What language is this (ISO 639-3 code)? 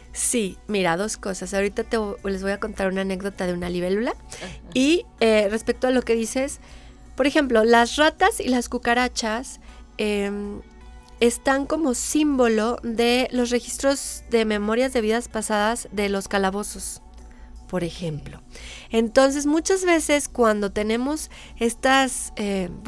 spa